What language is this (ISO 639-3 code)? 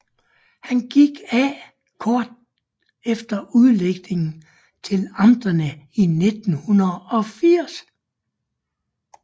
dan